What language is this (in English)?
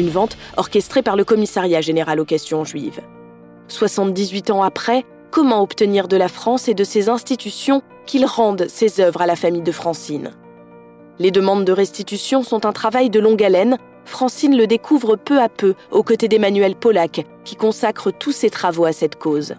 French